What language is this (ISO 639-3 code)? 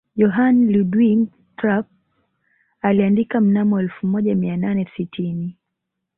swa